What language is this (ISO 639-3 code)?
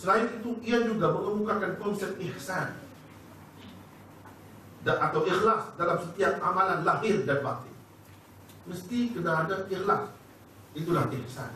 msa